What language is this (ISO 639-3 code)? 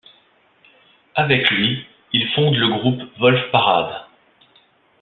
fra